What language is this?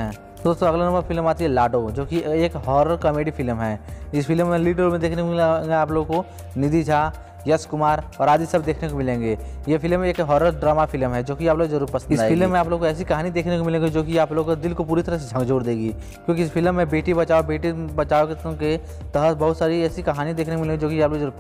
Hindi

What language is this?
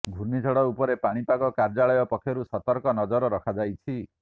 Odia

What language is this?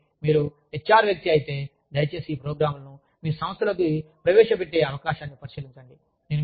Telugu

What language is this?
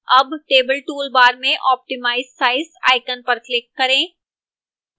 Hindi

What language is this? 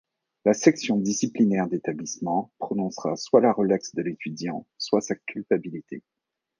French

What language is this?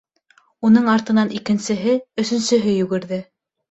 Bashkir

